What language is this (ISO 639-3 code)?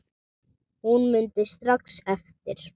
isl